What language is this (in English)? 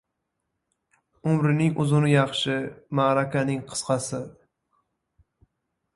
Uzbek